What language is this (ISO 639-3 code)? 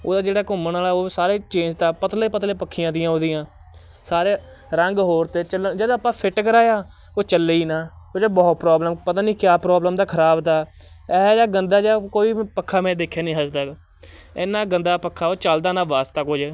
pan